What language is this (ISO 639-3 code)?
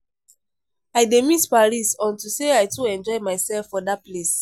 pcm